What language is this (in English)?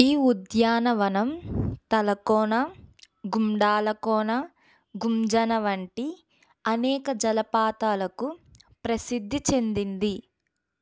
Telugu